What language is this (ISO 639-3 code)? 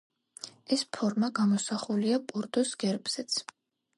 kat